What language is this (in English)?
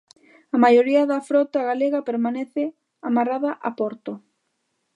Galician